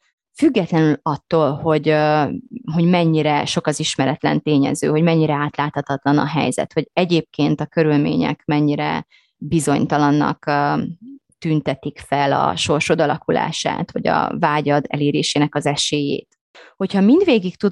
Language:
Hungarian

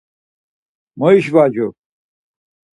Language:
Laz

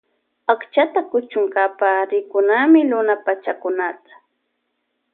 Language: Loja Highland Quichua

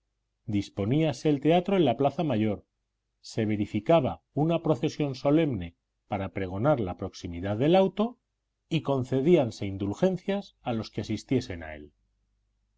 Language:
Spanish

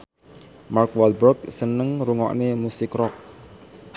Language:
Javanese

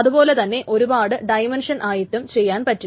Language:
Malayalam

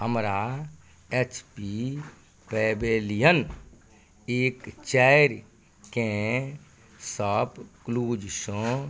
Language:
Maithili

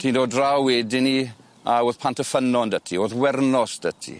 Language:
Welsh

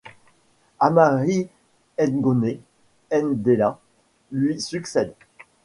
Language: French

